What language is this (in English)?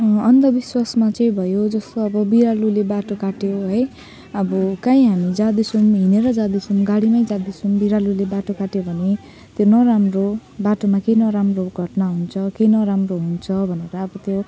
Nepali